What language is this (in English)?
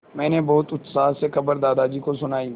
Hindi